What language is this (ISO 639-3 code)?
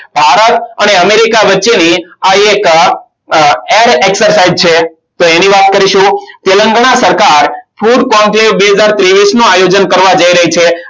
guj